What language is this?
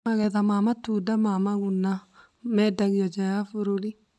Kikuyu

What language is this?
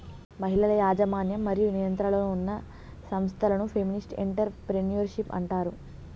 Telugu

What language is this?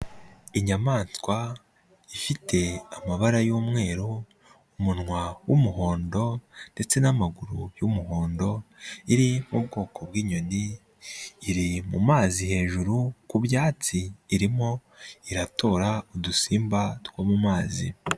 Kinyarwanda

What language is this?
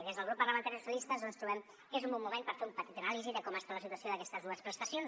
Catalan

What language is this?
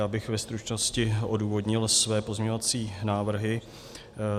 Czech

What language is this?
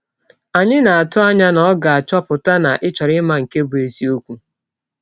Igbo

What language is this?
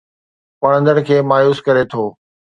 Sindhi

